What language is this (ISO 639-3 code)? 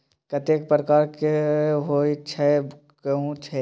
mai